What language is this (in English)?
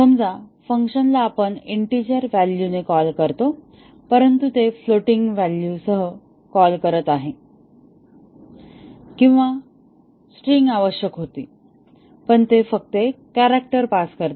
Marathi